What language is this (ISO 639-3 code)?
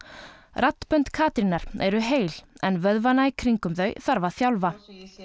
isl